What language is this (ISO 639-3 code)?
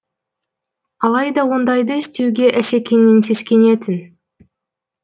kaz